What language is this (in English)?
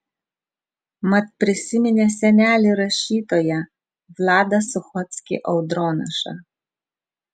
Lithuanian